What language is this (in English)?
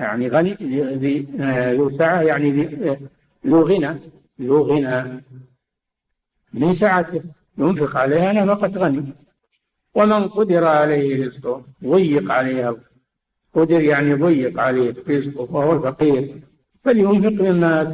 Arabic